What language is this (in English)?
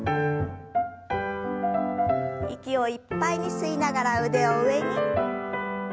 Japanese